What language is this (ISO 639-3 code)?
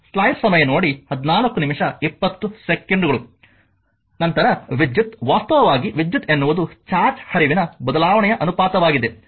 kan